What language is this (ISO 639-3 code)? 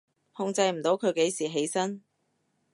yue